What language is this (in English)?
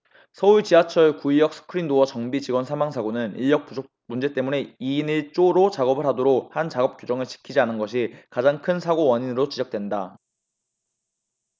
Korean